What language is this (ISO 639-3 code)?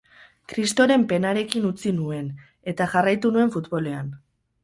eus